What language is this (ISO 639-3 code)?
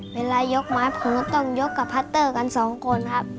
tha